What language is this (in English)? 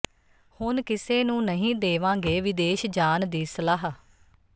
Punjabi